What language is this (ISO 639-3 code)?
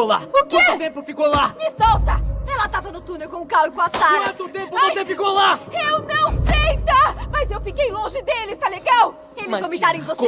por